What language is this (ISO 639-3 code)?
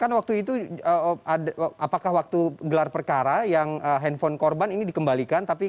ind